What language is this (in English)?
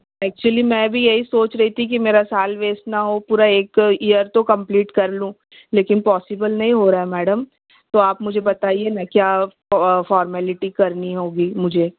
Urdu